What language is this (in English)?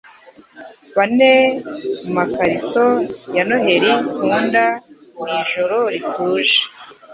Kinyarwanda